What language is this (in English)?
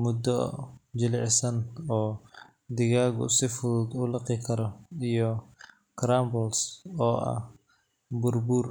Somali